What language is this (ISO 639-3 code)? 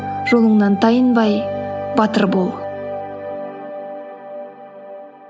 kaz